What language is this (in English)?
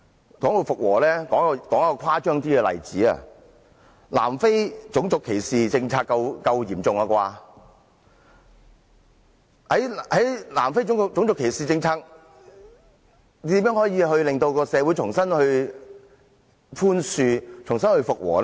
Cantonese